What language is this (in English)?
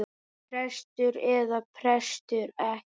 Icelandic